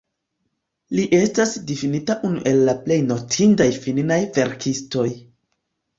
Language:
Esperanto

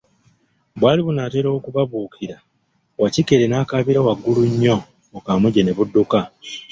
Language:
Ganda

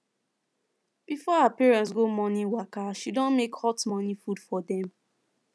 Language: Nigerian Pidgin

